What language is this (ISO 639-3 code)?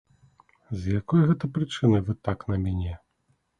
bel